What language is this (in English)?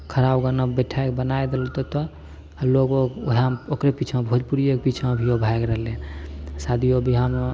Maithili